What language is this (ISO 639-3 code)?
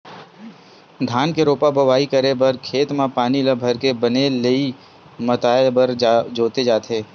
hne